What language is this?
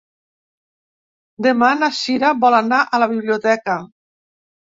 Catalan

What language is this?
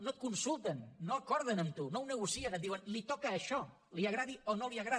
Catalan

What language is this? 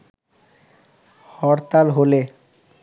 Bangla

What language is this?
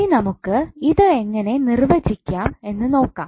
Malayalam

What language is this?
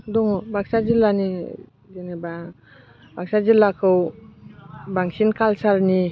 Bodo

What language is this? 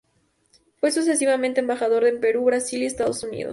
Spanish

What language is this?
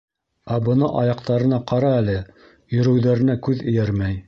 Bashkir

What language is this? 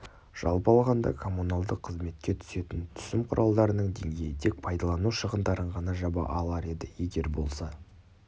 Kazakh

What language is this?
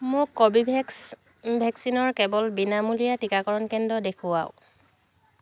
Assamese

